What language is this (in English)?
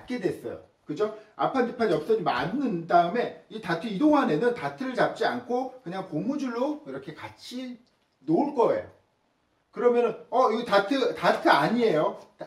Korean